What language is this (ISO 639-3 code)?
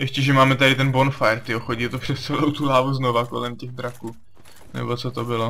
ces